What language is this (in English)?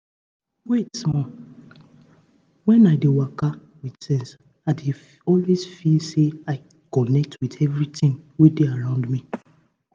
Nigerian Pidgin